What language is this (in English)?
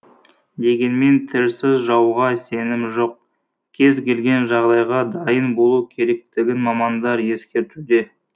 Kazakh